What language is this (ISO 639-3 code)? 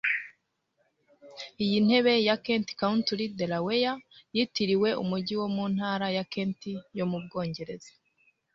kin